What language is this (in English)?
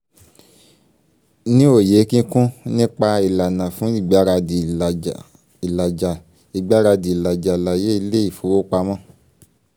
Yoruba